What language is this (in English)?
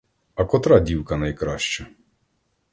Ukrainian